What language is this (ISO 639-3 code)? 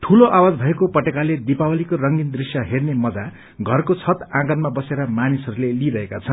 nep